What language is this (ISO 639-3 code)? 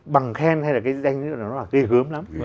vie